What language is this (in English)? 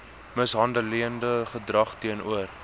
Afrikaans